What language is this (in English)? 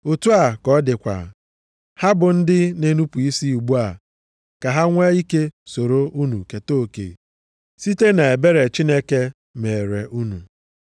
Igbo